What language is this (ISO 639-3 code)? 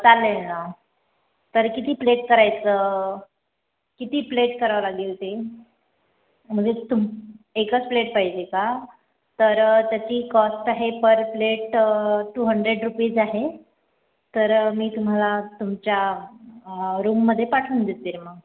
mar